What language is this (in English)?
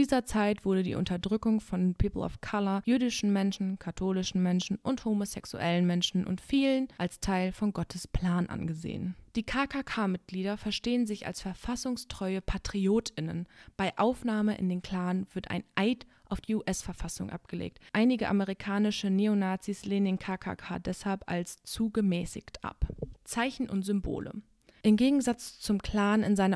German